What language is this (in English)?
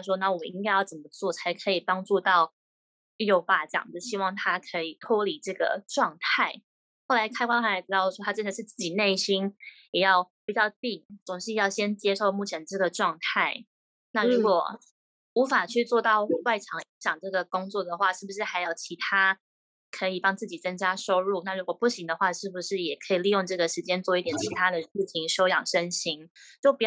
Chinese